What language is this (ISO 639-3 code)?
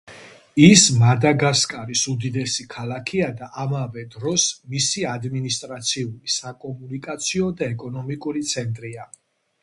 kat